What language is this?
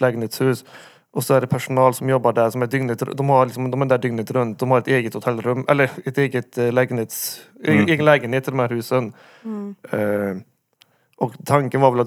Swedish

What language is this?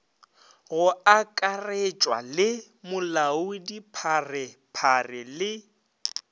Northern Sotho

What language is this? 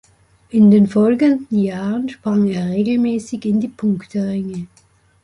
German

